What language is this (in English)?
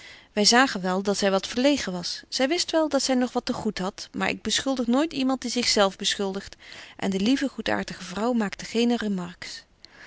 Dutch